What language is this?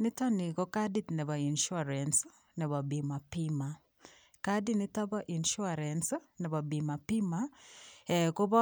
Kalenjin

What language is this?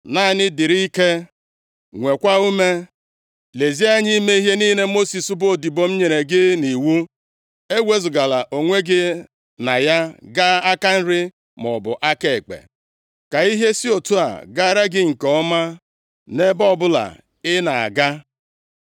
Igbo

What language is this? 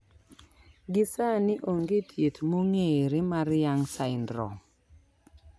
Luo (Kenya and Tanzania)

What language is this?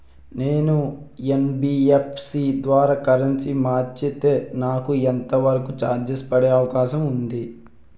Telugu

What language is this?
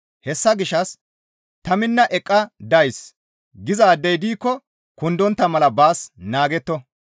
Gamo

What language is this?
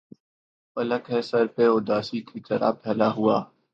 Urdu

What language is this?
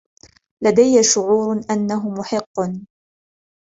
Arabic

